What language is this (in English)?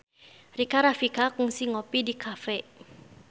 Sundanese